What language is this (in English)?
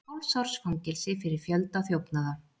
Icelandic